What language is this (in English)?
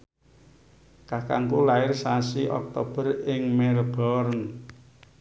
Javanese